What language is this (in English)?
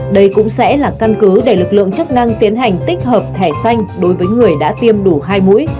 Vietnamese